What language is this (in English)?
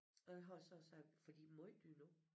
Danish